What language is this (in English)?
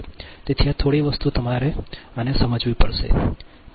Gujarati